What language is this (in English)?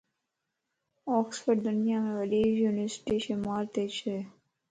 Lasi